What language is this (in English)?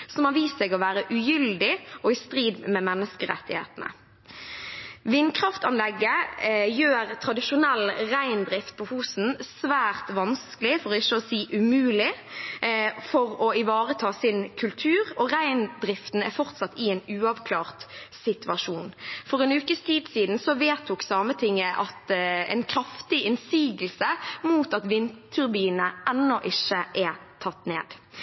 Norwegian Bokmål